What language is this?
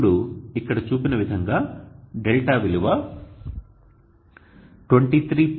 Telugu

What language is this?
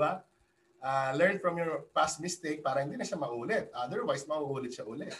Filipino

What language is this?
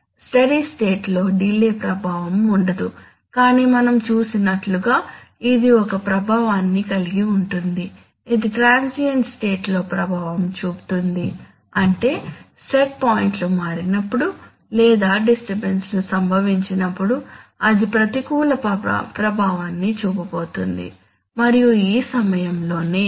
Telugu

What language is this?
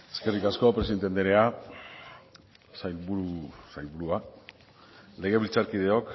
Basque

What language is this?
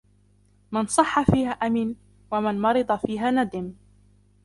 Arabic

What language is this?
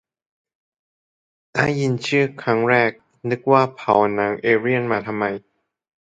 Thai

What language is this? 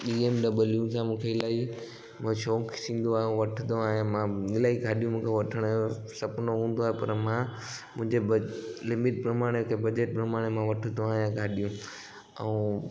Sindhi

